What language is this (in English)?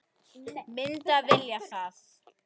Icelandic